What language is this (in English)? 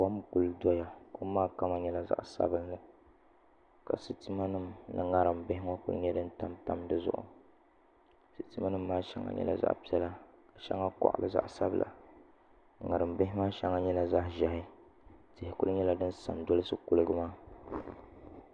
Dagbani